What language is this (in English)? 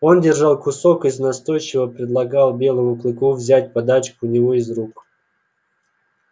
Russian